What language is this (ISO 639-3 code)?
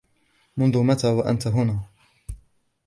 ara